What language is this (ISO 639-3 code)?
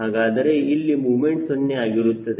kan